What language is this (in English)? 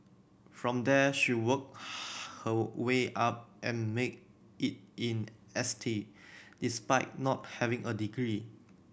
English